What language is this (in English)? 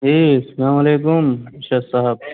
Urdu